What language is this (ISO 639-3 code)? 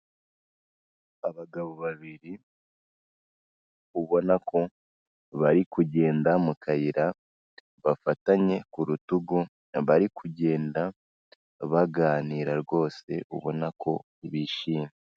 kin